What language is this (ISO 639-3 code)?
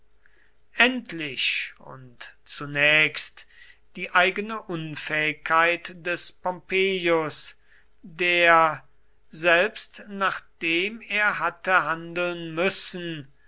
deu